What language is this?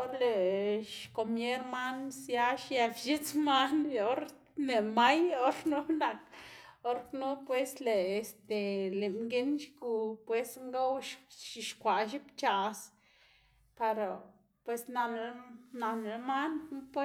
Xanaguía Zapotec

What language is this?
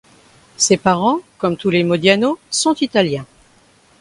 French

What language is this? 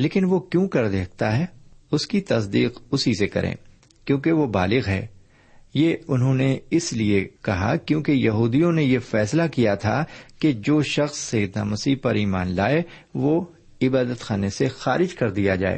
Urdu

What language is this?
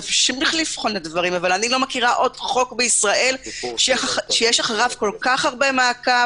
Hebrew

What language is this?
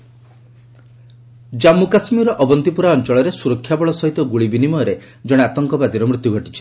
Odia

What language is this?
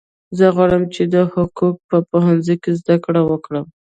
Pashto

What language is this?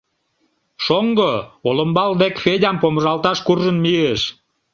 Mari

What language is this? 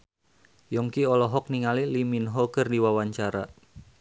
Sundanese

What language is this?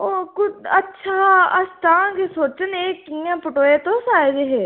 Dogri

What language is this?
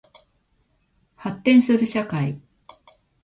Japanese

